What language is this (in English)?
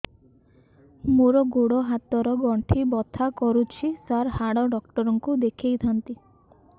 Odia